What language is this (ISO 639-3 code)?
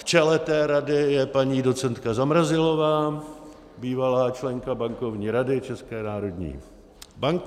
ces